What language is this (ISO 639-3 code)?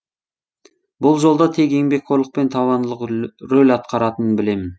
kaz